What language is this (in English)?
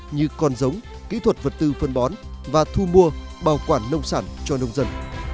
Vietnamese